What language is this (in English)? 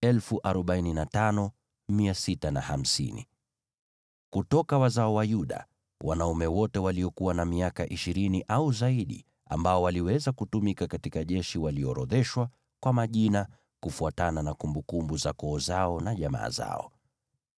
Swahili